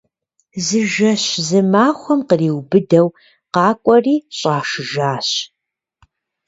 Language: Kabardian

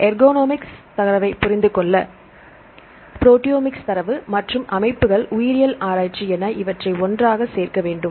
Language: Tamil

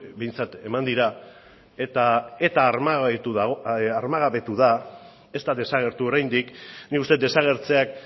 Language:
Basque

